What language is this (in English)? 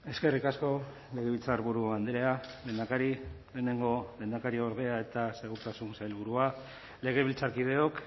Basque